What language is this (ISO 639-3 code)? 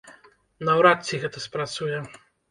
bel